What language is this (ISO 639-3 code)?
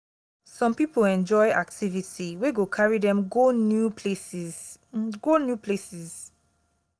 pcm